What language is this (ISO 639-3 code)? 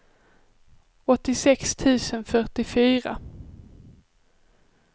swe